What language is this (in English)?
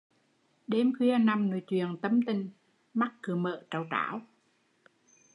Vietnamese